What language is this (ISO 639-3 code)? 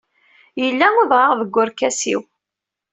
kab